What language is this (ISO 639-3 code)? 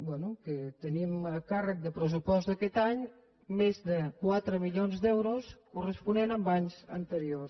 cat